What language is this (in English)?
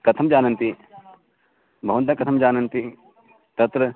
Sanskrit